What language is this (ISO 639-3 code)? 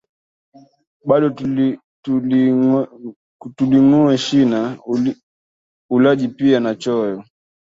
swa